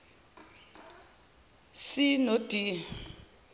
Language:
Zulu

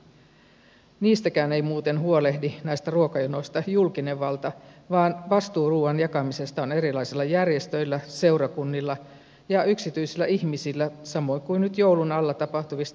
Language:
Finnish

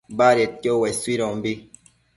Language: Matsés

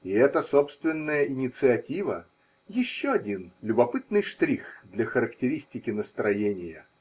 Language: Russian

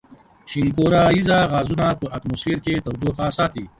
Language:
Pashto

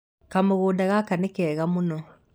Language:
Kikuyu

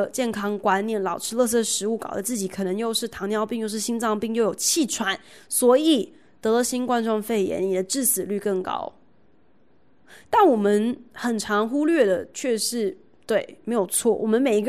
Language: Chinese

